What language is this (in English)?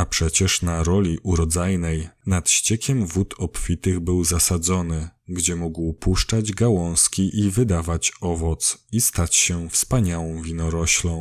Polish